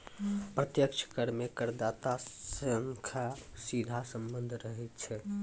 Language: Maithili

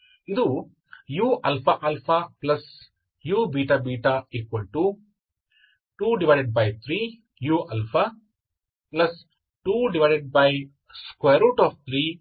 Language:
Kannada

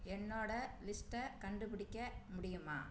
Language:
Tamil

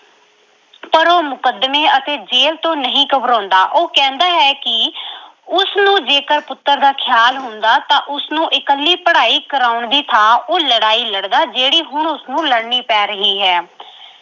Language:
Punjabi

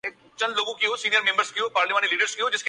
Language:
Urdu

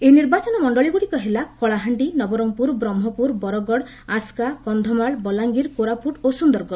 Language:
Odia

